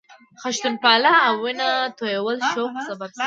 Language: Pashto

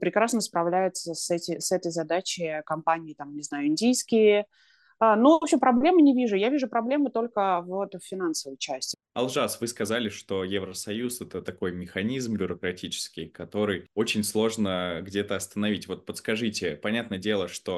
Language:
Russian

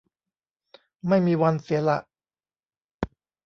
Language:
Thai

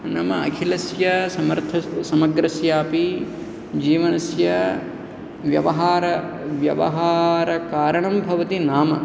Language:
Sanskrit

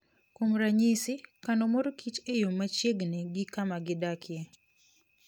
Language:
Luo (Kenya and Tanzania)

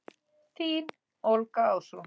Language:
Icelandic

